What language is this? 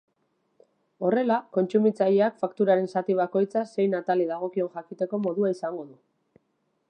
Basque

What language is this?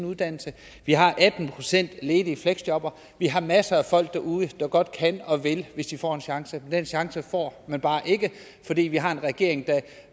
Danish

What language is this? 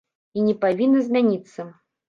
Belarusian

